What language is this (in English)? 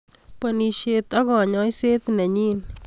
Kalenjin